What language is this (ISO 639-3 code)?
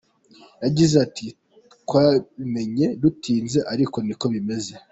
kin